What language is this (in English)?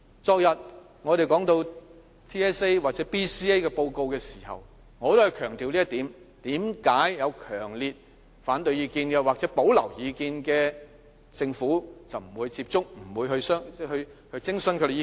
Cantonese